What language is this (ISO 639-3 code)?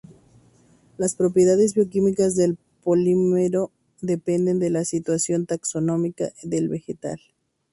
spa